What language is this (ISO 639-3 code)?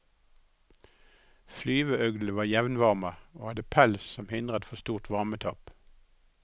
nor